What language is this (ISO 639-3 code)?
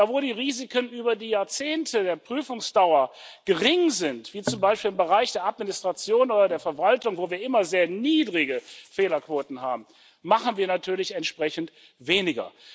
deu